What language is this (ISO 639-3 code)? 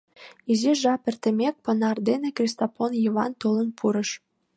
chm